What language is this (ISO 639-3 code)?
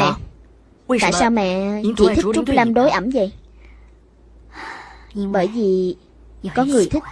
vie